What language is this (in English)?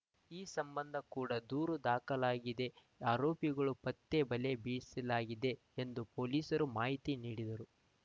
Kannada